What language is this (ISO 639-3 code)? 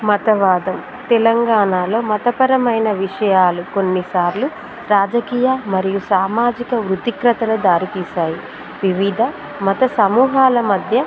tel